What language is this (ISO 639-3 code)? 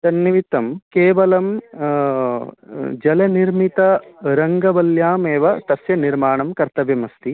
san